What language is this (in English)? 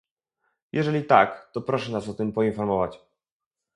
Polish